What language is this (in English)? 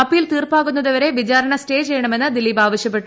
Malayalam